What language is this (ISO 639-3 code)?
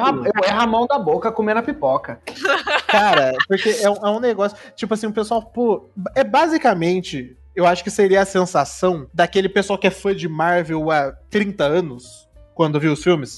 por